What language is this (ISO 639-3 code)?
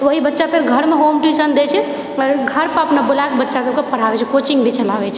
mai